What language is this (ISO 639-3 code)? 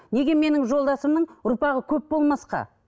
kaz